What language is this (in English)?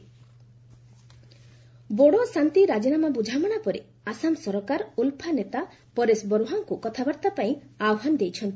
Odia